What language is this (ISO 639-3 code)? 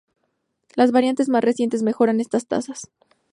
spa